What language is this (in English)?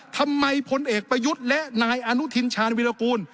Thai